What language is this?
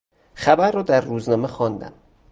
Persian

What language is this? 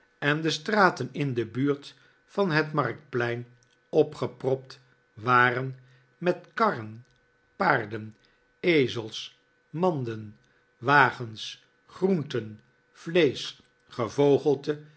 Dutch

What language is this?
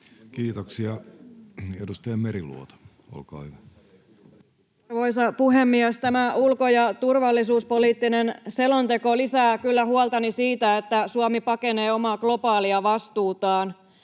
Finnish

